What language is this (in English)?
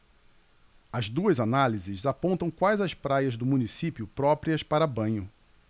Portuguese